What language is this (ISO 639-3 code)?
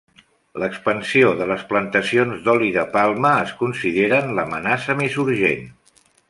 cat